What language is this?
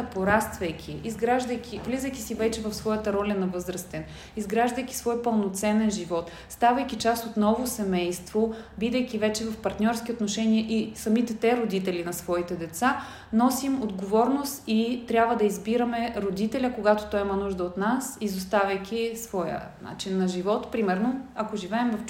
Bulgarian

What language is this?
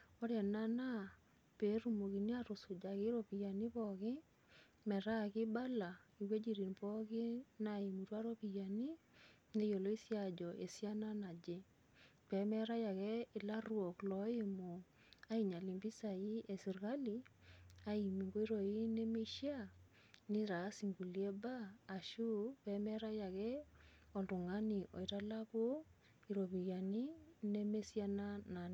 Masai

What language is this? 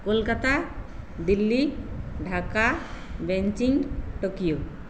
Santali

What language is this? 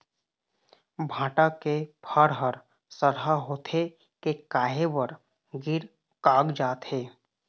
Chhattisgarhi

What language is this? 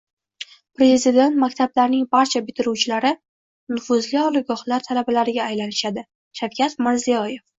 Uzbek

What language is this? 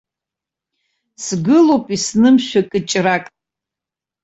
Abkhazian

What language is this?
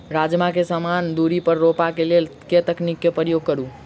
Maithili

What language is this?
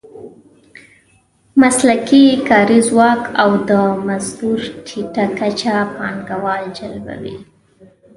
Pashto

